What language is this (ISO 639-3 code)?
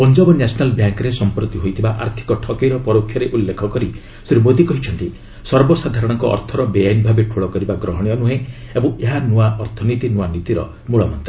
ori